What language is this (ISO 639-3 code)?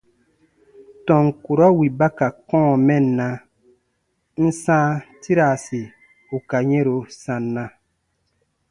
bba